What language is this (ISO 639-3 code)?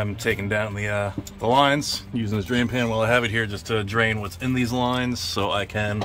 eng